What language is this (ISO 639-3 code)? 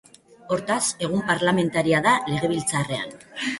eus